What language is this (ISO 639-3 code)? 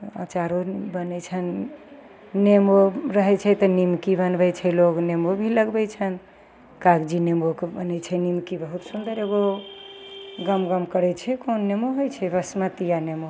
mai